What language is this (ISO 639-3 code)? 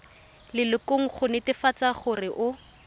tsn